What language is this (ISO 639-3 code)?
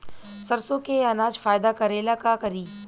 bho